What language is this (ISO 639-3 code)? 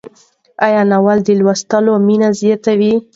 pus